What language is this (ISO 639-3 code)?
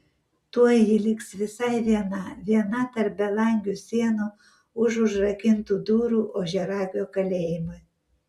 lit